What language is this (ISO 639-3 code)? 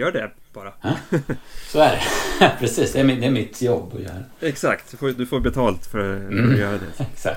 swe